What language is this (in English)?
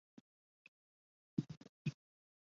Chinese